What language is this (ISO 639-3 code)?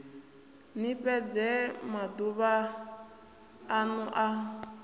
ven